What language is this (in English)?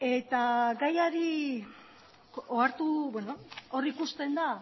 Basque